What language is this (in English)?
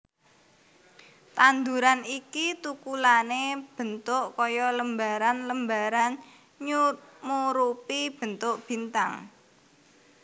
Javanese